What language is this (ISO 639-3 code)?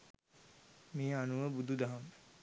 sin